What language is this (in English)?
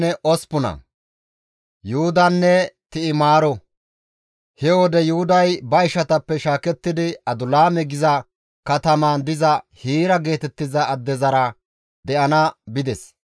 Gamo